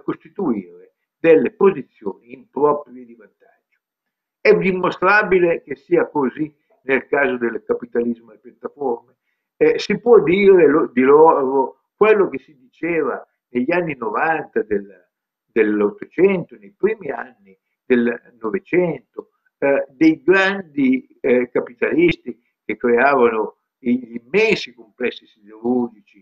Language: Italian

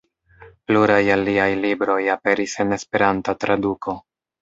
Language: Esperanto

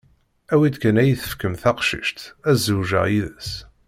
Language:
Kabyle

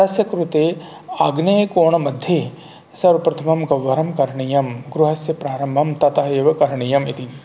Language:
Sanskrit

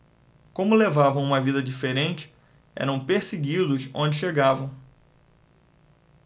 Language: Portuguese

